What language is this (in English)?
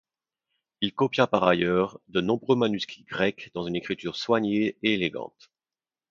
French